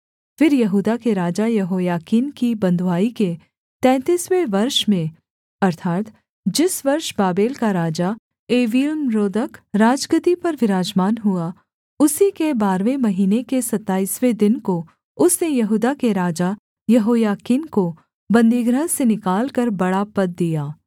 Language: Hindi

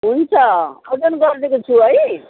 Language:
Nepali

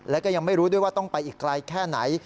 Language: Thai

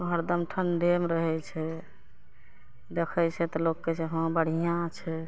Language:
Maithili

